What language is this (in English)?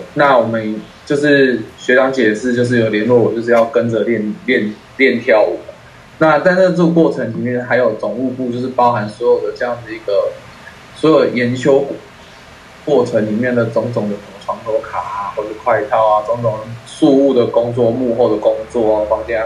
Chinese